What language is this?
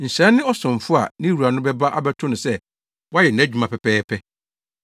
Akan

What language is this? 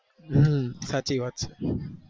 Gujarati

